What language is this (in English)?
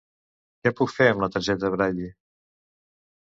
Catalan